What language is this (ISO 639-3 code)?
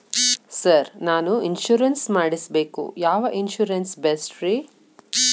kan